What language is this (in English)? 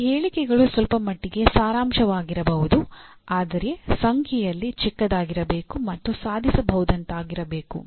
Kannada